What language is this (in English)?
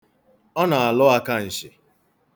Igbo